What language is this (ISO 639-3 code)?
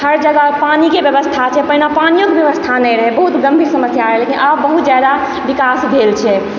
mai